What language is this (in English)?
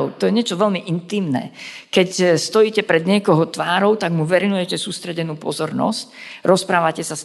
Slovak